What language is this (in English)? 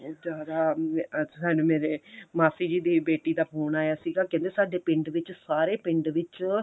Punjabi